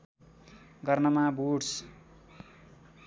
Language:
Nepali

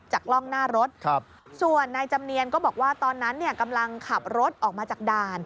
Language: Thai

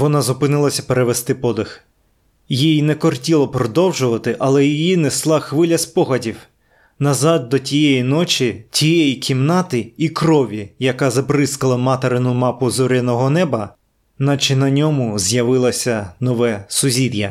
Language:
Ukrainian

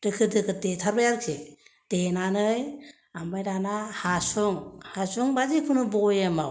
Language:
Bodo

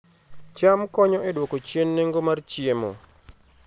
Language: Luo (Kenya and Tanzania)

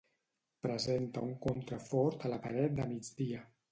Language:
Catalan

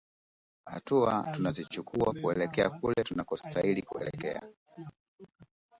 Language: Swahili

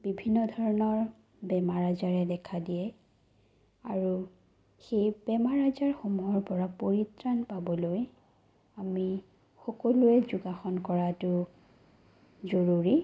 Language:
Assamese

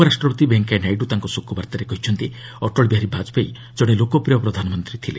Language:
Odia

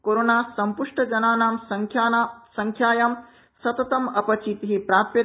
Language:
Sanskrit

